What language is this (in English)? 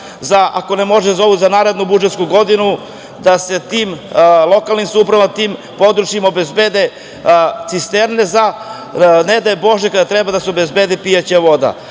Serbian